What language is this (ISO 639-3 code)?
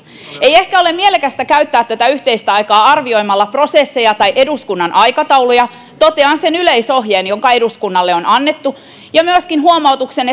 fin